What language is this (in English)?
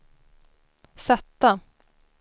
Swedish